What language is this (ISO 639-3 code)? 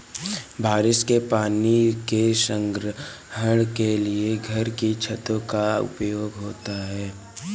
hin